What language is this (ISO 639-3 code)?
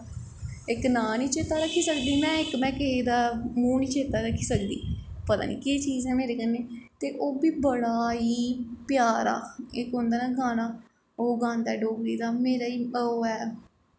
doi